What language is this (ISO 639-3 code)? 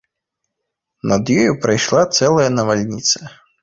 bel